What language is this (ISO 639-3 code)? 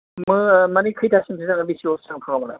brx